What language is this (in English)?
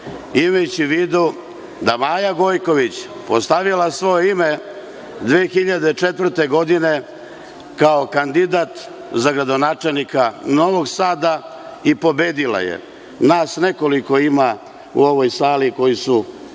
Serbian